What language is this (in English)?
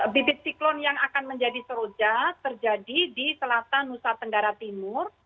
Indonesian